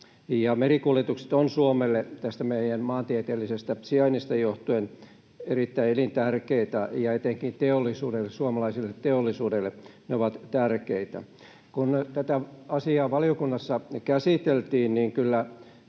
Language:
Finnish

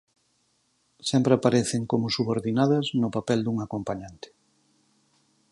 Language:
Galician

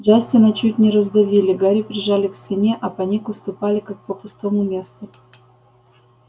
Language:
Russian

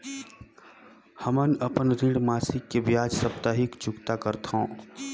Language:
Chhattisgarhi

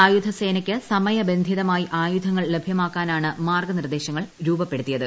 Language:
Malayalam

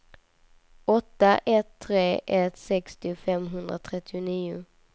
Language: Swedish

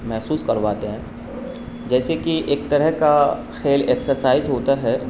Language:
Urdu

